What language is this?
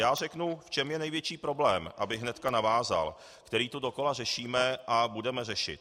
Czech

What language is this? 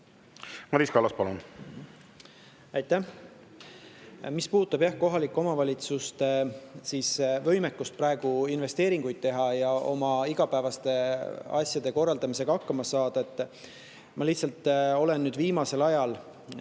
Estonian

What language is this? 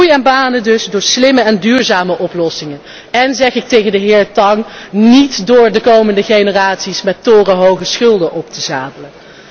Dutch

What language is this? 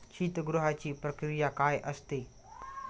Marathi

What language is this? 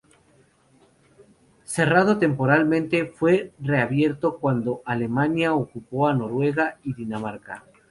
Spanish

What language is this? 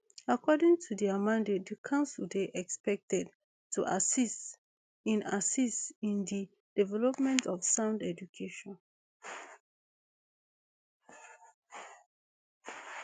Nigerian Pidgin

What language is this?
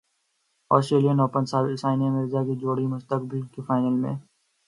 Urdu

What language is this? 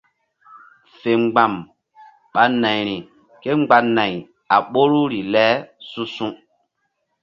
Mbum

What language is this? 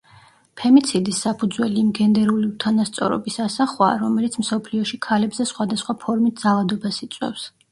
Georgian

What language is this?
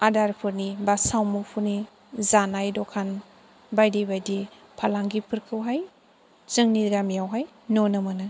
Bodo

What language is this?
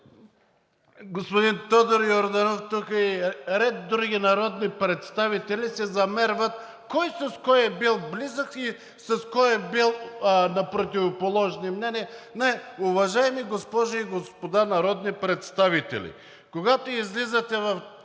Bulgarian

